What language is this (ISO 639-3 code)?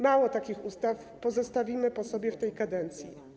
pol